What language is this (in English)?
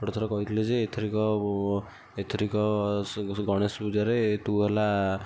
Odia